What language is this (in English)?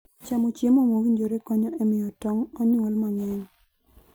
Luo (Kenya and Tanzania)